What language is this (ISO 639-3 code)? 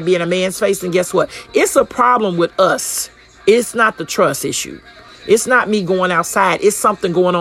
eng